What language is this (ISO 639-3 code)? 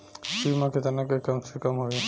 bho